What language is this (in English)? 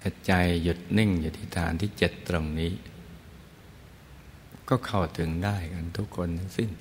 Thai